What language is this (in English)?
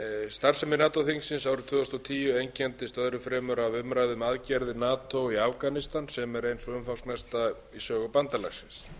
Icelandic